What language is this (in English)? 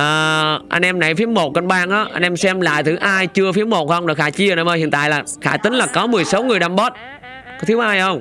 Vietnamese